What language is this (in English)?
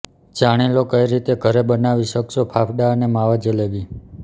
Gujarati